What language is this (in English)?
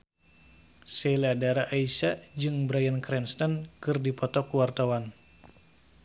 Sundanese